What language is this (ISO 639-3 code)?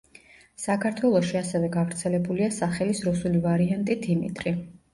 kat